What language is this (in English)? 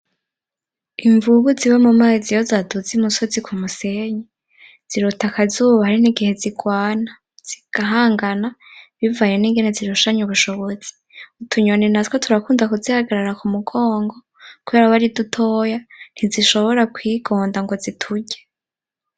Rundi